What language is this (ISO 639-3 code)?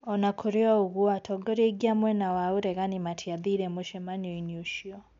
kik